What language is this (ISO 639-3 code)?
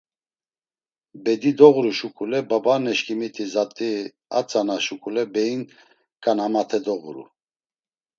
lzz